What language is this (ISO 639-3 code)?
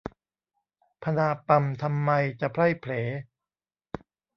tha